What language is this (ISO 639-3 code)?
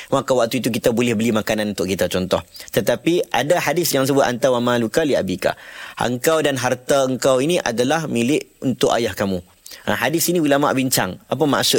msa